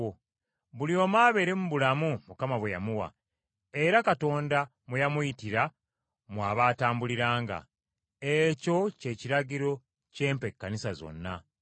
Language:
Ganda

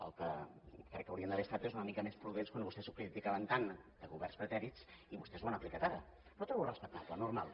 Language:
Catalan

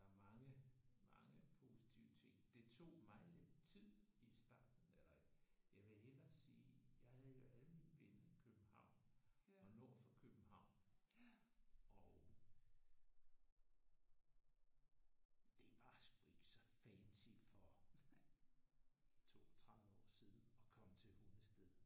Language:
Danish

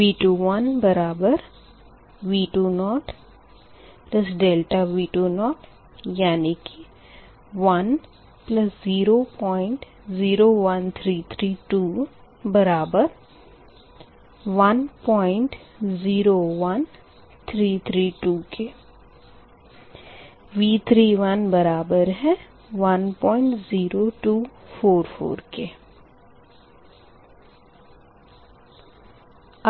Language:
Hindi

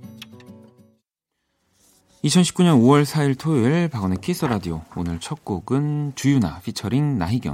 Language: Korean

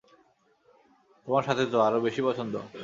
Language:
Bangla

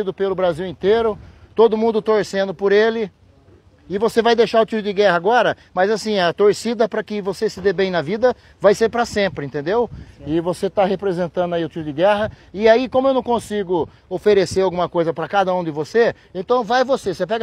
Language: Portuguese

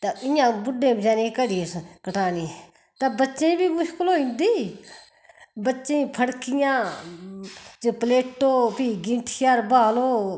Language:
Dogri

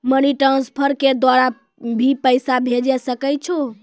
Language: Maithili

